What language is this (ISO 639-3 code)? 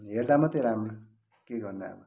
nep